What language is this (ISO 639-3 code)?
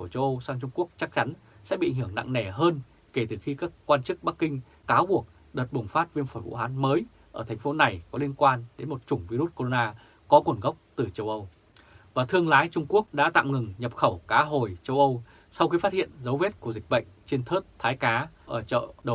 vie